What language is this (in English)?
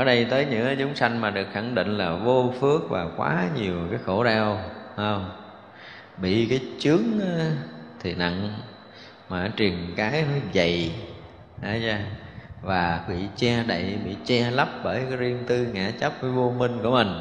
Vietnamese